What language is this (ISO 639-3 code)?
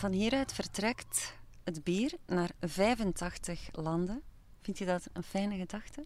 nld